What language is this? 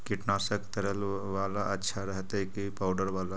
Magahi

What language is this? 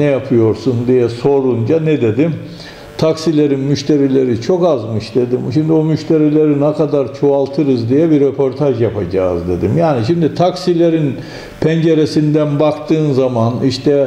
Turkish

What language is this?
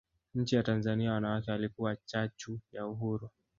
Swahili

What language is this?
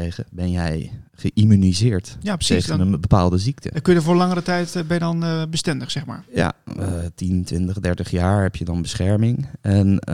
Dutch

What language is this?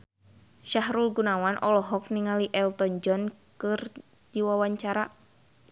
Sundanese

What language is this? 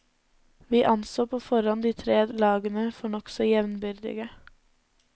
Norwegian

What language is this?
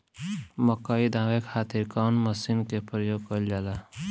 Bhojpuri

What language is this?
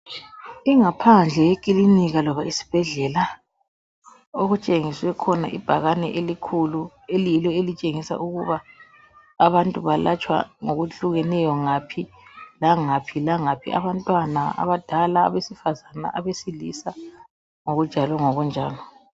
North Ndebele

